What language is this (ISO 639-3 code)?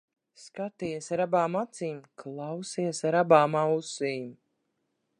lav